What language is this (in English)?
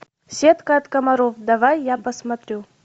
Russian